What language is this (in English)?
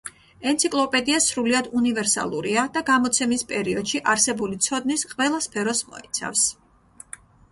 Georgian